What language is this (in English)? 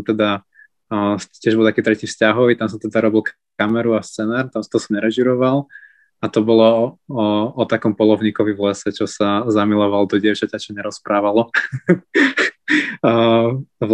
Slovak